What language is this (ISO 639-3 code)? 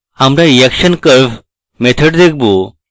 ben